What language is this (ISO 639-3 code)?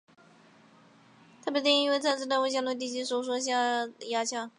zho